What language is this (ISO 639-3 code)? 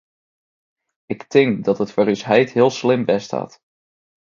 fry